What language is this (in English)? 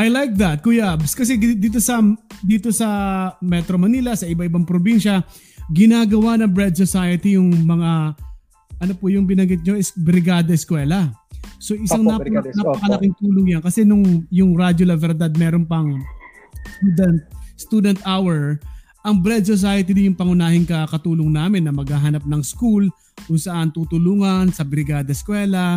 Filipino